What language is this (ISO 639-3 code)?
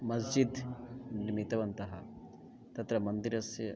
san